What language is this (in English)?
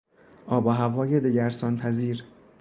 Persian